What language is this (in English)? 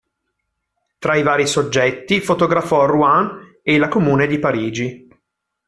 Italian